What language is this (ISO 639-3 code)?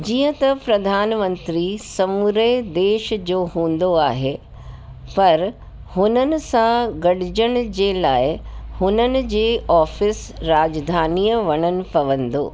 snd